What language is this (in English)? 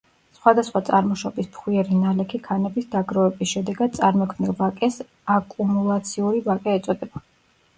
Georgian